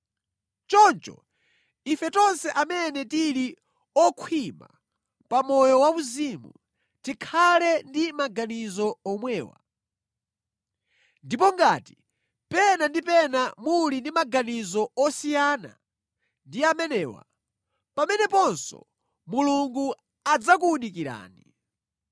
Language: Nyanja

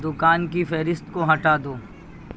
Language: Urdu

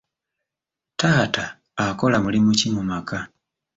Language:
Ganda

